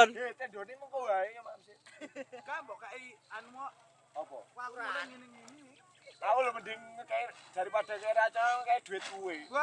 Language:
Indonesian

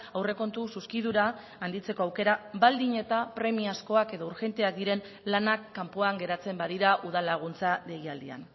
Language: Basque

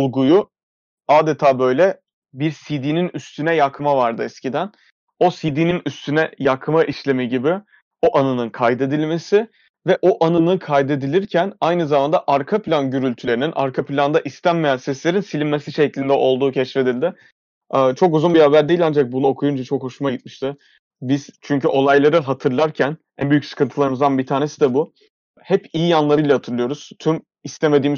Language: Turkish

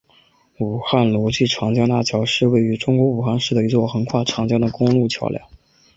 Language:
Chinese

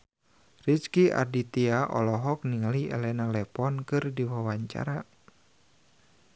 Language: Sundanese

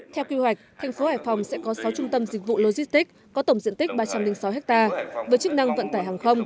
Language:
Vietnamese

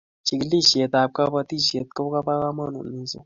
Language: Kalenjin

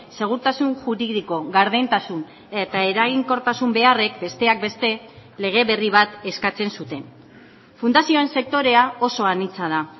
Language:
Basque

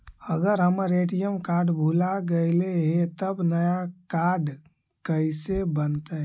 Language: Magahi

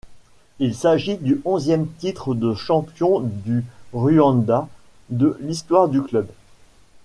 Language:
French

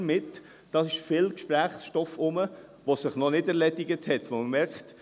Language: Swiss German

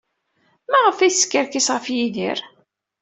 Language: Kabyle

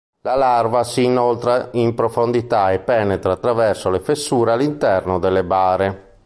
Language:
Italian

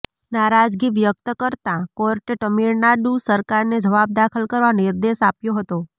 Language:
Gujarati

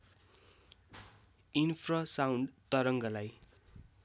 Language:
Nepali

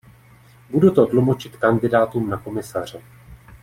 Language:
Czech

